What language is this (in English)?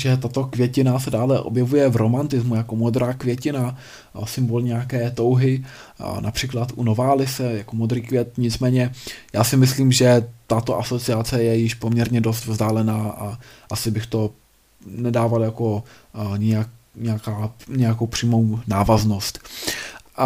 Czech